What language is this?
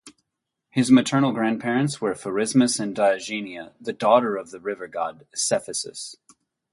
English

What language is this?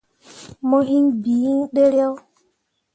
Mundang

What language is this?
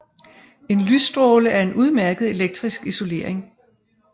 Danish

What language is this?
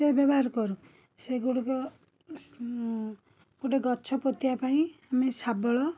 Odia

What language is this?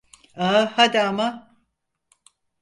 Turkish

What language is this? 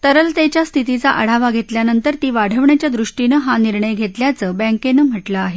Marathi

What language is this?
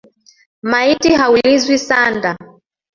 Swahili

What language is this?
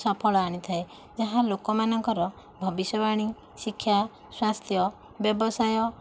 Odia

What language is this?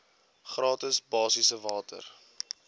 Afrikaans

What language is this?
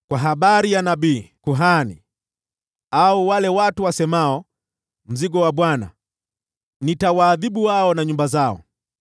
Swahili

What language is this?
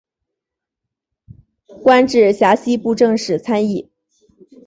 Chinese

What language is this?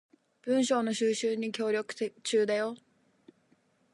Japanese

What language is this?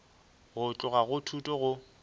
Northern Sotho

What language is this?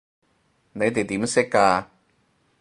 Cantonese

